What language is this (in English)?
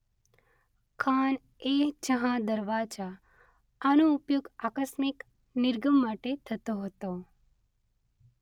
Gujarati